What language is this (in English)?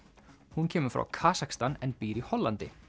Icelandic